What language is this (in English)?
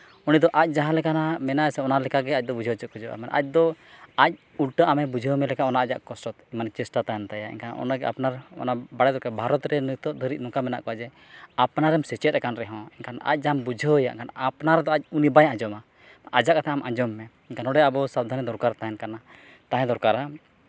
Santali